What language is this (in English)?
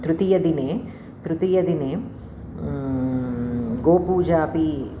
Sanskrit